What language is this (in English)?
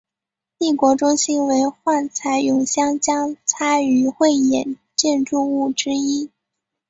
Chinese